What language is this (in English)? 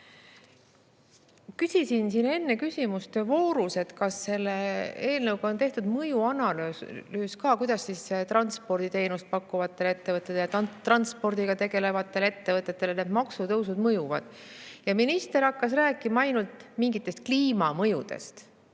Estonian